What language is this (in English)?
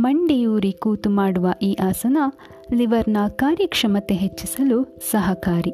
Kannada